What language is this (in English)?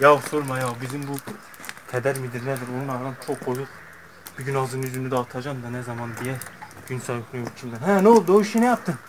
Turkish